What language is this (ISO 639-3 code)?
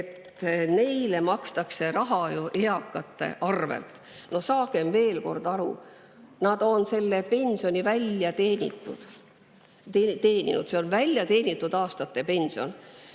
est